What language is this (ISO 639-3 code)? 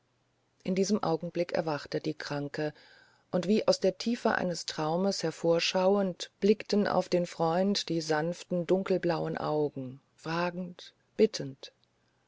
deu